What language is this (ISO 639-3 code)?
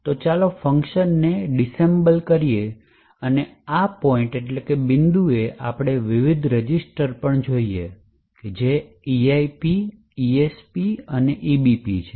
guj